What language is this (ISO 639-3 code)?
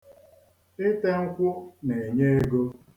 ibo